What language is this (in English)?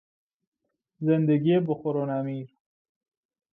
Persian